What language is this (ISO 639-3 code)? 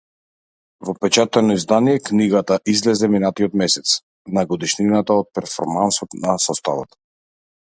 mkd